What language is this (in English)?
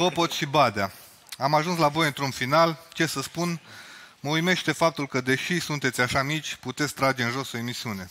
Romanian